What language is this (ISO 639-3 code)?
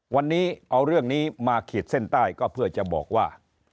tha